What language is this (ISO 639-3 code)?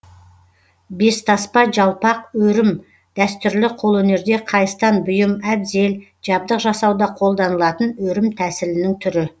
kaz